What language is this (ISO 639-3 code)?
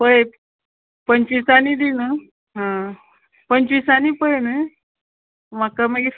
kok